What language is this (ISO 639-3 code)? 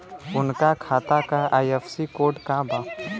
bho